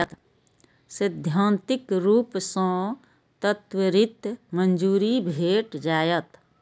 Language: Maithili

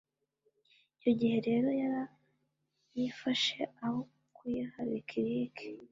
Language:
Kinyarwanda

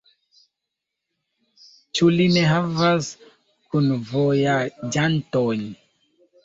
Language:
Esperanto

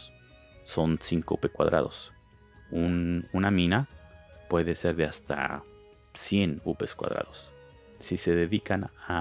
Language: Spanish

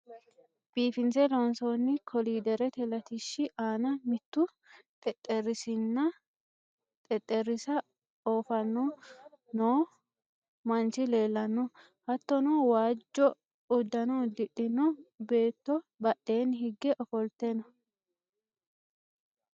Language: Sidamo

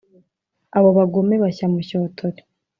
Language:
Kinyarwanda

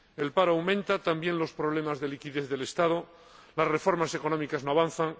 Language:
Spanish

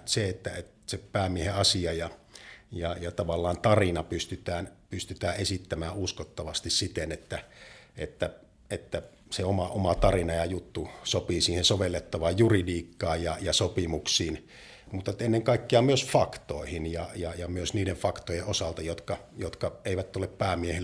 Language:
Finnish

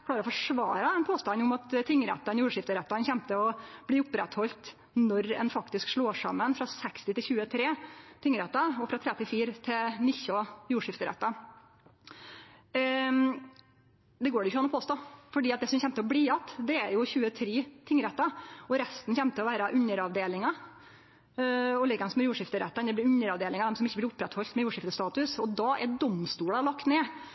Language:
Norwegian Nynorsk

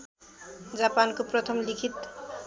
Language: Nepali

